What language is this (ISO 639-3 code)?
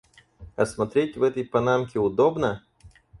rus